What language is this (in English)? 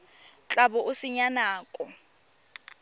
Tswana